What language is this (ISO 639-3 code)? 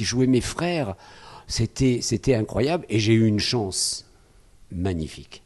fra